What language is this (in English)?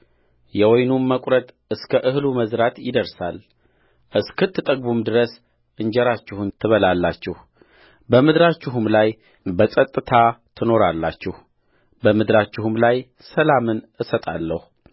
Amharic